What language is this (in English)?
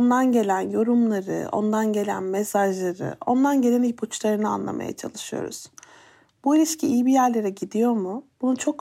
Turkish